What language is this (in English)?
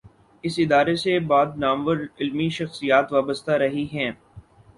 Urdu